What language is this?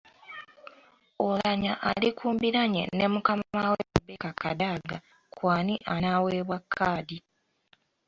Ganda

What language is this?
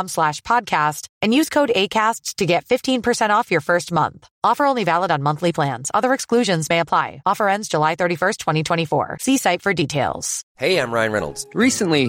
Persian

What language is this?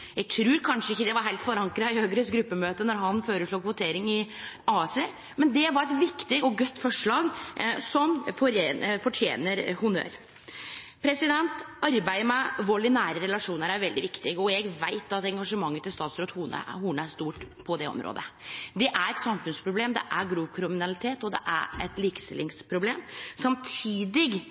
Norwegian Nynorsk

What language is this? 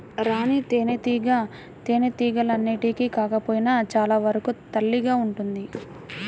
Telugu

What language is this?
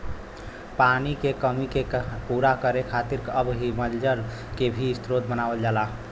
Bhojpuri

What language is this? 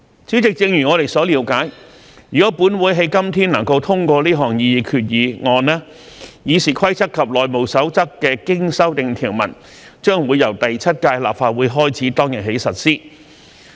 Cantonese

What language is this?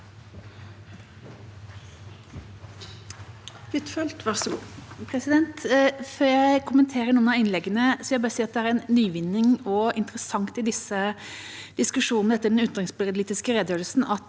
Norwegian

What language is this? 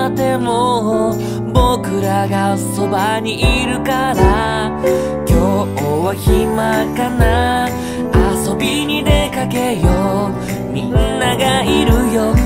Japanese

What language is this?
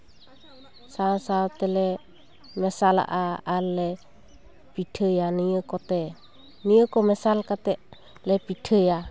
Santali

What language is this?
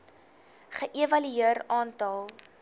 Afrikaans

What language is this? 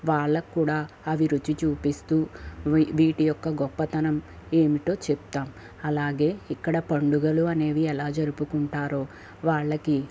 Telugu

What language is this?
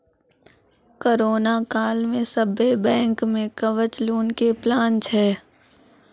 Maithili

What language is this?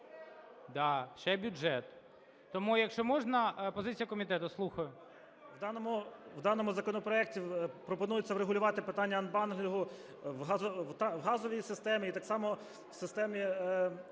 Ukrainian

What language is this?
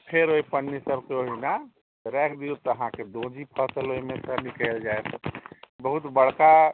Maithili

